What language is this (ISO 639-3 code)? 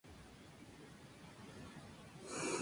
spa